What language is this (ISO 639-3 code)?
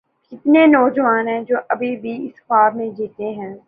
urd